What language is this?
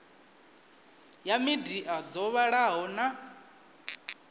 Venda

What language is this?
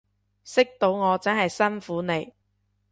Cantonese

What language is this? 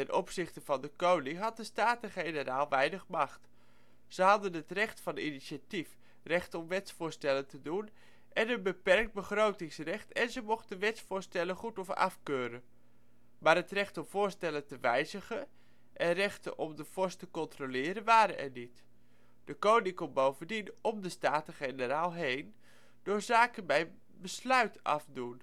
Dutch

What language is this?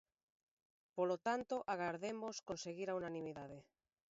Galician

